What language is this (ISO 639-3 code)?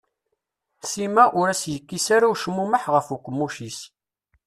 kab